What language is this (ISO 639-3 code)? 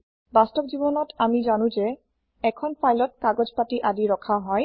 asm